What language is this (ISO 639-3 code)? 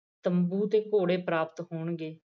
pan